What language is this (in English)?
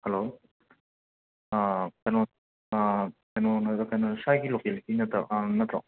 Manipuri